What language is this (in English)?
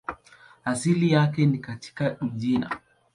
Swahili